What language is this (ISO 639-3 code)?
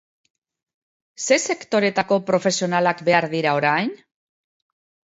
eus